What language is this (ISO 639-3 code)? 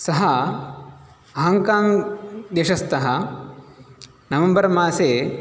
san